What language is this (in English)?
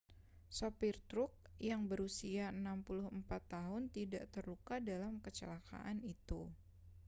Indonesian